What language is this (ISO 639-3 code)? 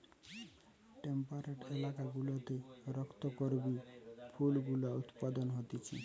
ben